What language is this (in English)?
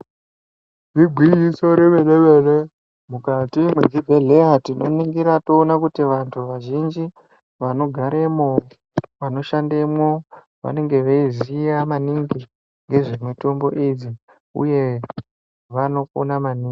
Ndau